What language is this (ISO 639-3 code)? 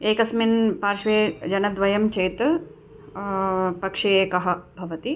san